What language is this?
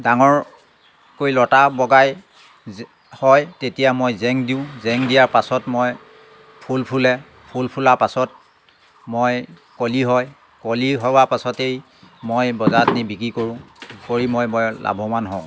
Assamese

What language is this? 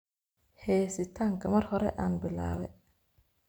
Somali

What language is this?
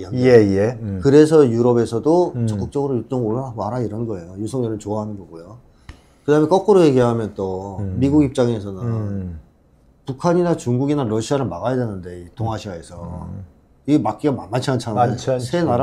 Korean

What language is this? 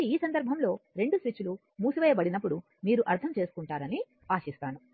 Telugu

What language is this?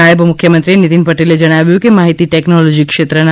Gujarati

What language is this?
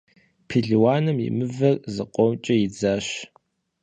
Kabardian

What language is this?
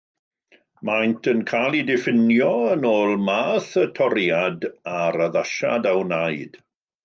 Welsh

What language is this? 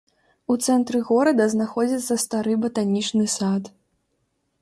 Belarusian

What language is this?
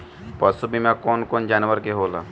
Bhojpuri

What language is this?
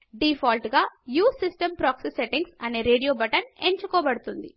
Telugu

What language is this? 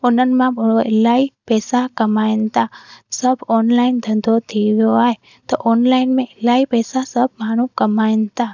Sindhi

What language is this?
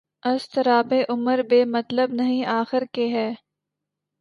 Urdu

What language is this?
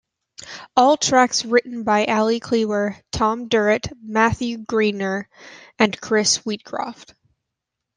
English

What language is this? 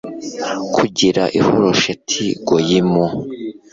Kinyarwanda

